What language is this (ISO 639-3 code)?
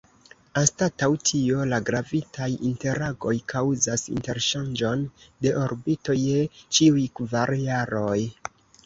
epo